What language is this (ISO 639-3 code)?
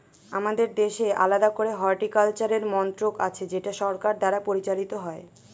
ben